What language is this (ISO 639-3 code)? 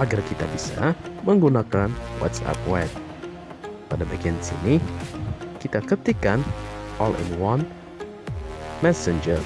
ind